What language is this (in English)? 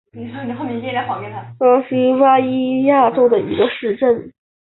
Chinese